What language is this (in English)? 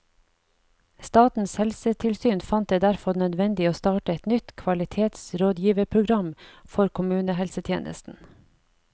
Norwegian